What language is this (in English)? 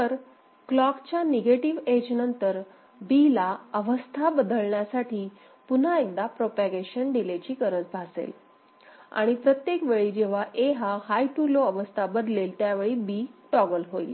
Marathi